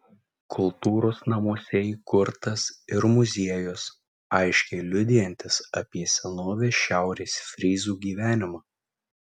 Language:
Lithuanian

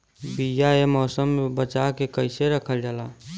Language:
Bhojpuri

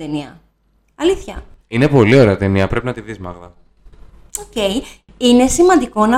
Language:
Greek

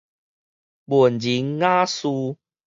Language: Min Nan Chinese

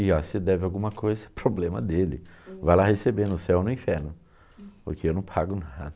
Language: Portuguese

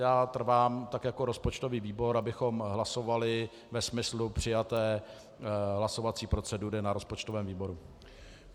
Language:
Czech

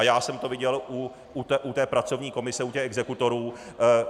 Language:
Czech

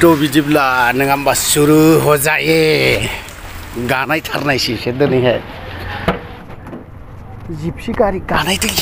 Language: Thai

